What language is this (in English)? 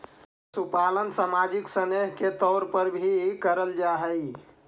Magahi